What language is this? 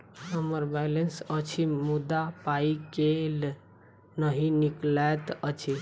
Maithili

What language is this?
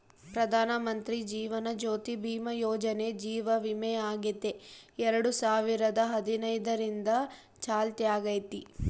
Kannada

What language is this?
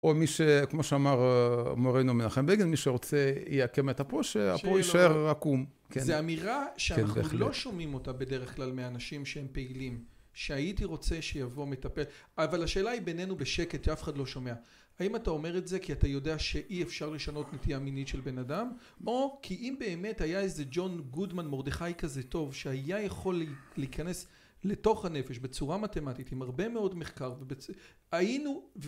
Hebrew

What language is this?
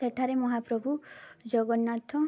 Odia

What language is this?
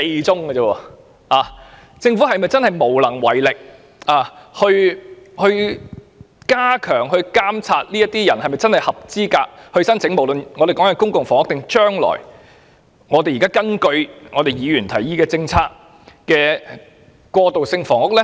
Cantonese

